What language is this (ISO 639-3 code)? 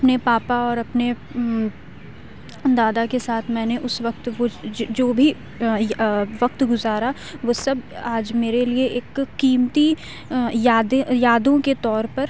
urd